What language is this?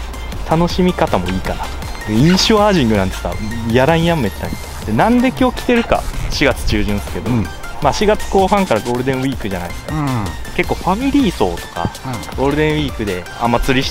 Japanese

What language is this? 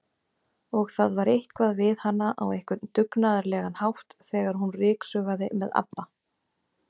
Icelandic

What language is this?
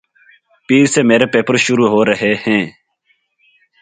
Urdu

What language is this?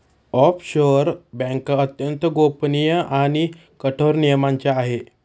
Marathi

